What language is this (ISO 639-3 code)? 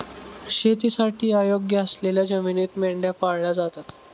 mar